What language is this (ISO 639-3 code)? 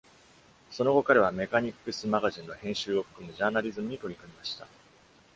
jpn